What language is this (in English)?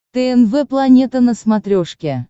Russian